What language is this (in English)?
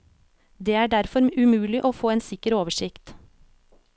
Norwegian